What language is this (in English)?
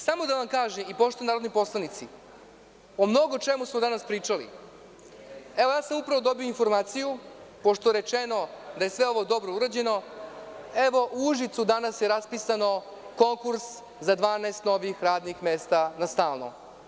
Serbian